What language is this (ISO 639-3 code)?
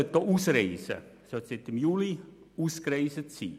gsw